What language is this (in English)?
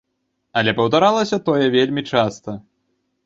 Belarusian